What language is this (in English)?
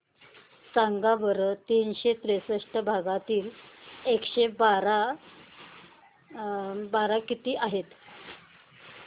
Marathi